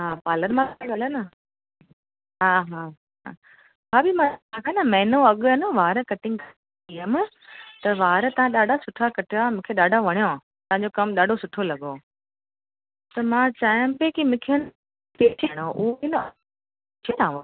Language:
Sindhi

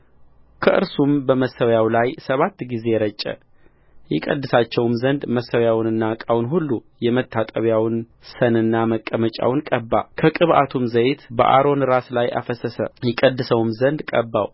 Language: Amharic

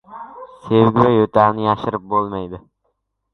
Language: Uzbek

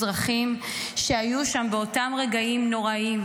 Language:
Hebrew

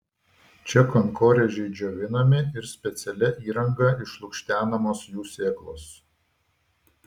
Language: Lithuanian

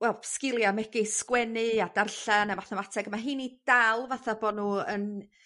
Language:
Welsh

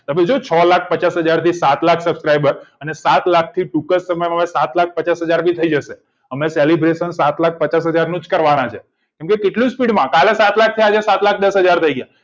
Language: Gujarati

